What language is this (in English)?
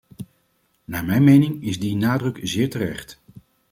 Dutch